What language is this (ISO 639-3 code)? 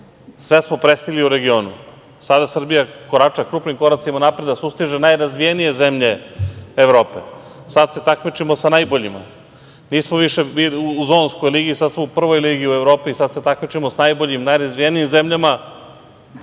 srp